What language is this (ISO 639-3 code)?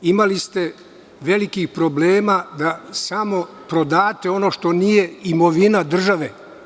srp